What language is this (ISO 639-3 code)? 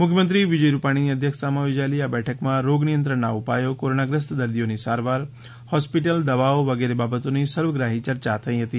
guj